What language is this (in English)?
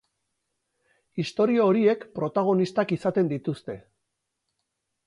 Basque